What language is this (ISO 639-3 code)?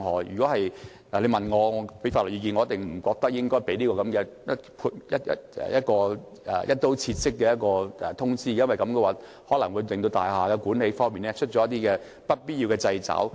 yue